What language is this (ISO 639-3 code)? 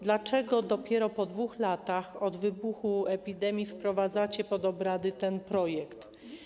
pol